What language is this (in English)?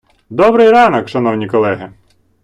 Ukrainian